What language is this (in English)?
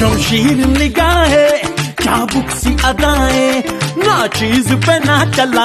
Korean